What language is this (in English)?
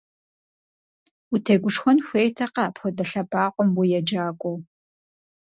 Kabardian